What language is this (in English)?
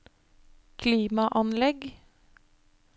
Norwegian